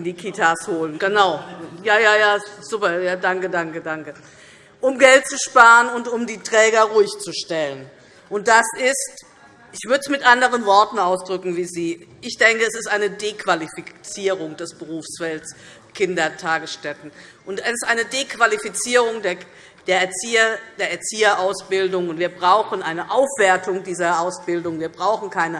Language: German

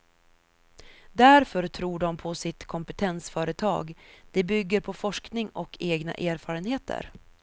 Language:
Swedish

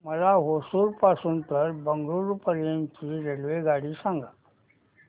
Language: Marathi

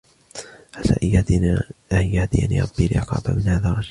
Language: Arabic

